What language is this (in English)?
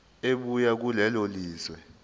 Zulu